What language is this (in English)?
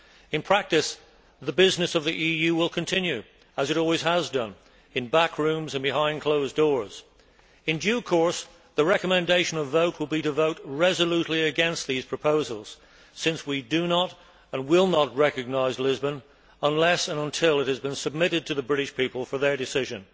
English